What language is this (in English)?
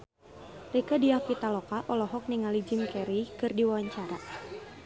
Sundanese